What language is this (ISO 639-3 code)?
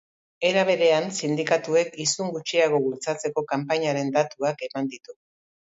eus